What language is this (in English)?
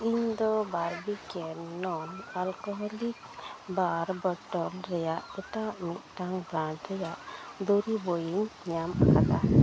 Santali